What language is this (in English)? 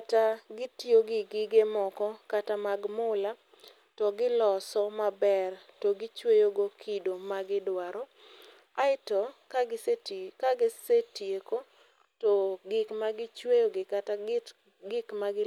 Luo (Kenya and Tanzania)